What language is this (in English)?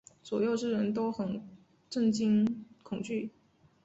Chinese